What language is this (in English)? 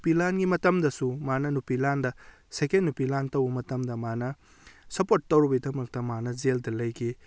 Manipuri